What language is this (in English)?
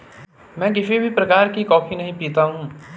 Hindi